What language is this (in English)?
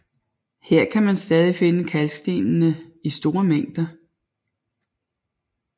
Danish